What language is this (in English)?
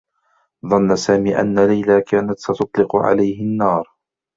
Arabic